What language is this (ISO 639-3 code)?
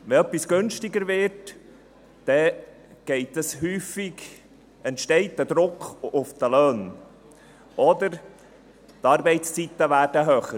gsw